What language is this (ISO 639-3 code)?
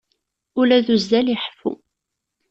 kab